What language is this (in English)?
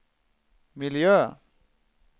Swedish